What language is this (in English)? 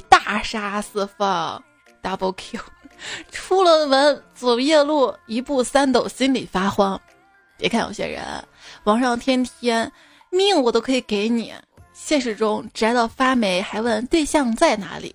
Chinese